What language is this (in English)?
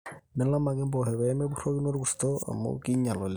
Masai